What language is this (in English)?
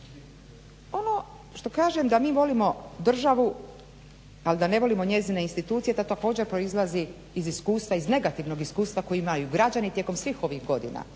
Croatian